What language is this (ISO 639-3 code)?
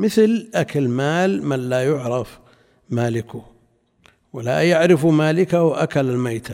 ara